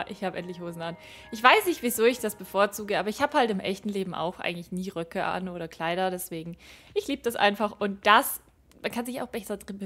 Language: German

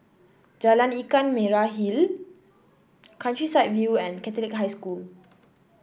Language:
English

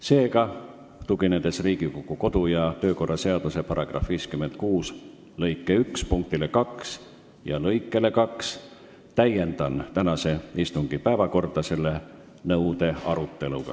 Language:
Estonian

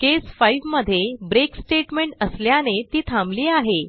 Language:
Marathi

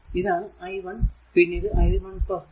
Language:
Malayalam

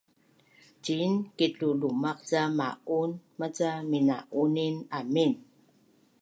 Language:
Bunun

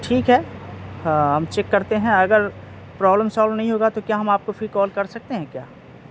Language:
Urdu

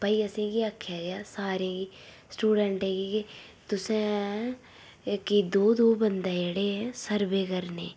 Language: Dogri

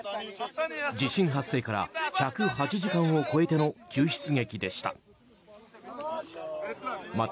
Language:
Japanese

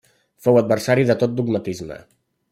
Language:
Catalan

